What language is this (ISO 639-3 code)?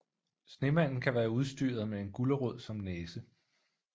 dan